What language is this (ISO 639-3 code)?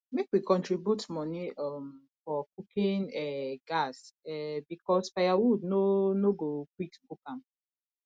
pcm